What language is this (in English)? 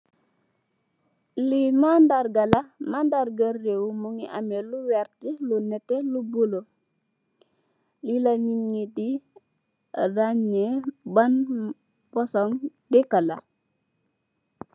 Wolof